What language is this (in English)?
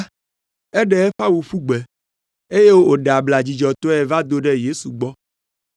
Ewe